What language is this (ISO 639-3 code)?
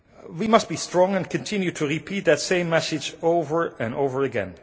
eng